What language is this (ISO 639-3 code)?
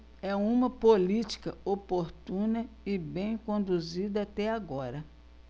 por